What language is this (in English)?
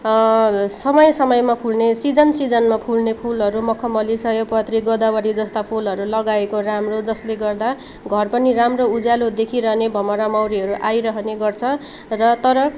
Nepali